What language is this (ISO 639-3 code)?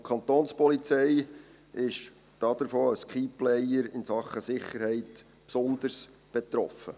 gsw